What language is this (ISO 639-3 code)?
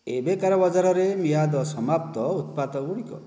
ori